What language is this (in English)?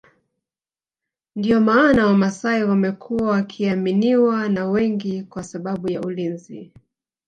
Swahili